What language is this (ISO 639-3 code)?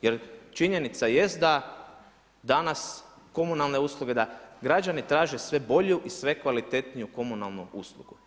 hrv